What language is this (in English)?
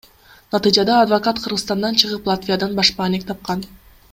Kyrgyz